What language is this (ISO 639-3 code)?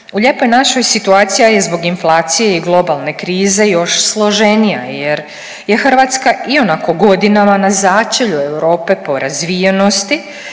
hrv